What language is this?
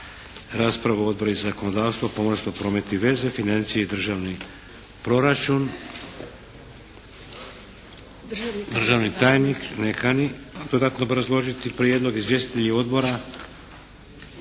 Croatian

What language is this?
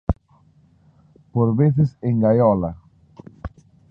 Galician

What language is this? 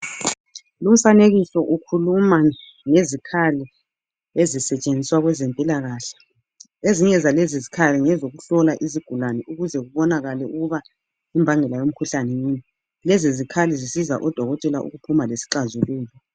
North Ndebele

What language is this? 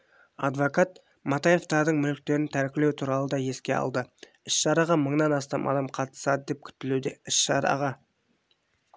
Kazakh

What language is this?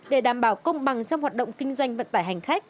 Vietnamese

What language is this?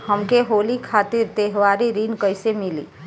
Bhojpuri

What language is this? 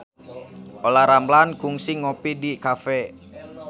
Sundanese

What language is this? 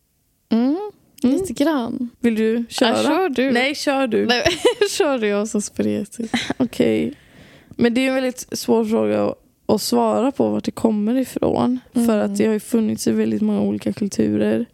Swedish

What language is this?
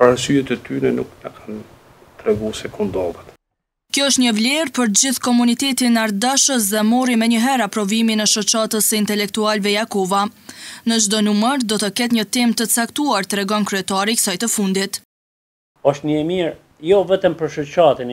Romanian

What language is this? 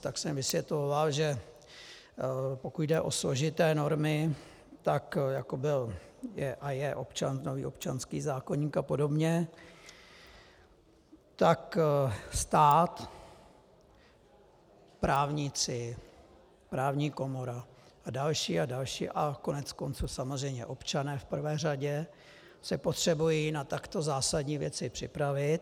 Czech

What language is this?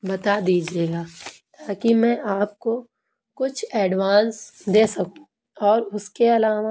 Urdu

